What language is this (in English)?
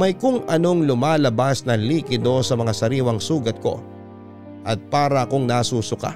Filipino